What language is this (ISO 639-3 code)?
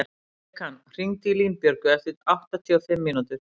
isl